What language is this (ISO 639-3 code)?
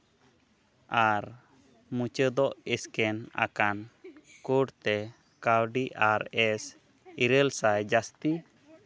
sat